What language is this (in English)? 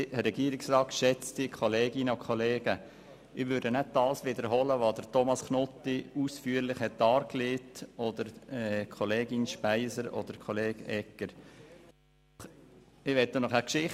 Swiss German